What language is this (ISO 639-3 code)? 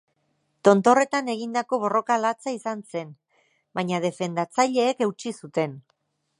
eus